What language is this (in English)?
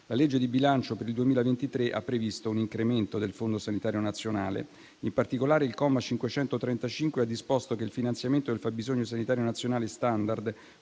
Italian